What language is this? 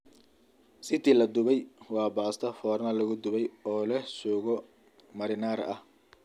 Somali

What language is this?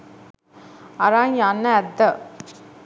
Sinhala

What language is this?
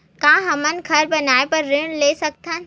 Chhattisgarhi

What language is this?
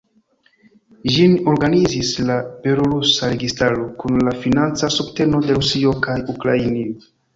Esperanto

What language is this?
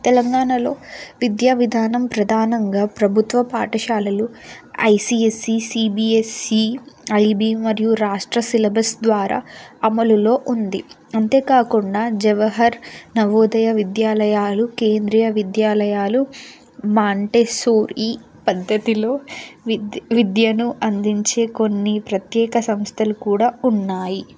Telugu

